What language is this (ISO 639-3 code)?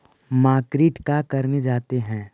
mag